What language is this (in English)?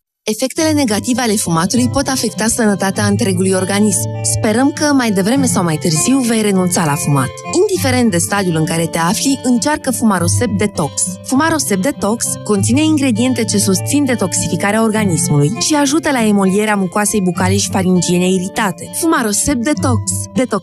Romanian